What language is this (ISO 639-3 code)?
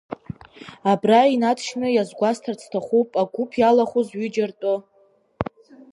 abk